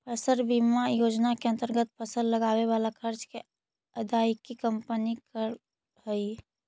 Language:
Magahi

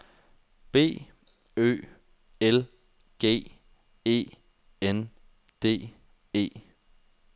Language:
Danish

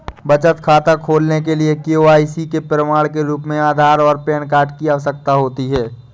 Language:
Hindi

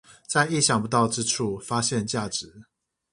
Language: Chinese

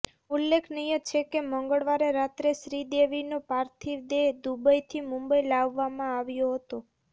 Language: Gujarati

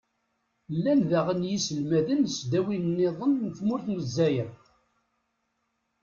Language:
Kabyle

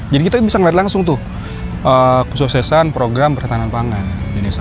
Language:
Indonesian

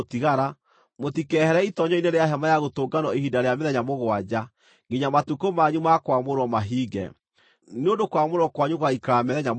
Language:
Kikuyu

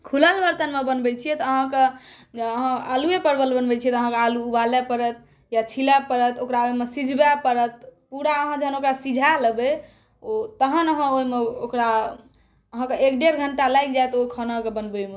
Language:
Maithili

